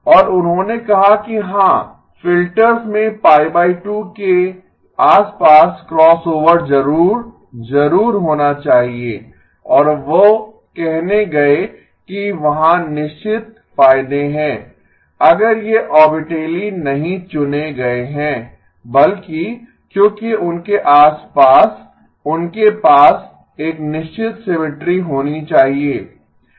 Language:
Hindi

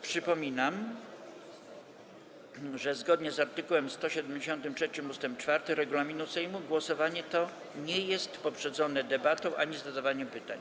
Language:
Polish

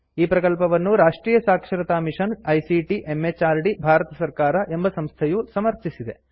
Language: Kannada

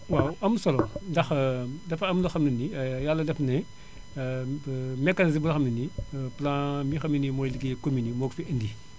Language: Wolof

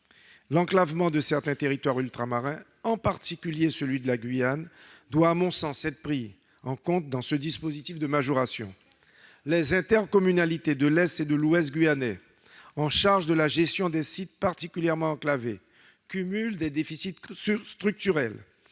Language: French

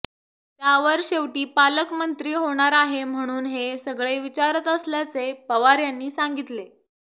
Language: Marathi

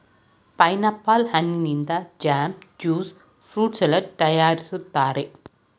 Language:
Kannada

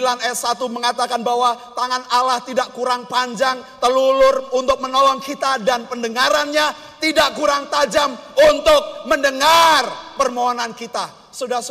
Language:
Indonesian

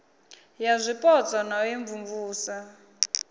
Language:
Venda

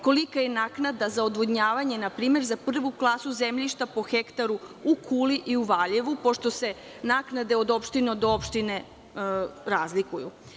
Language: Serbian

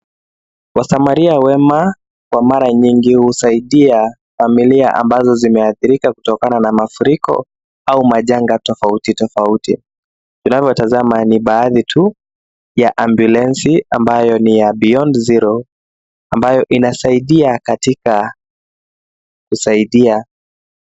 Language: Swahili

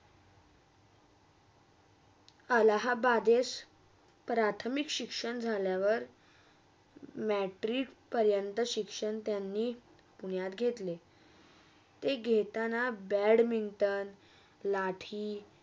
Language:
Marathi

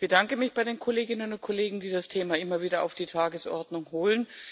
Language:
German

